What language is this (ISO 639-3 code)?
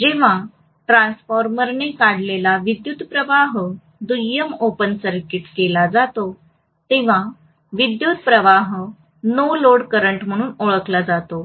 mar